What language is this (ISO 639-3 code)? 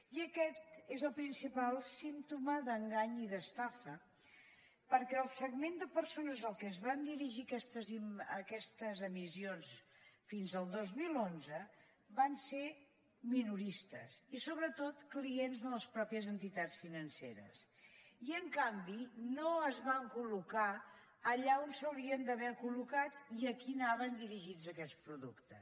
cat